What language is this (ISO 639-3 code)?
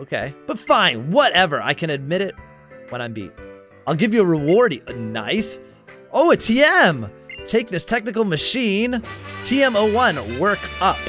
eng